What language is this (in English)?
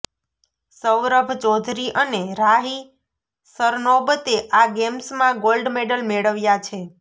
Gujarati